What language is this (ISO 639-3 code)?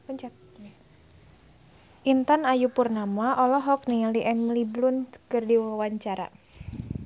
sun